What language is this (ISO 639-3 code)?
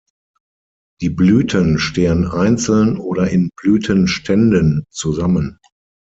deu